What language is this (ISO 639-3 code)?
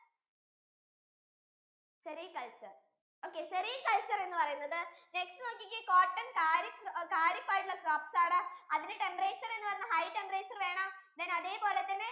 mal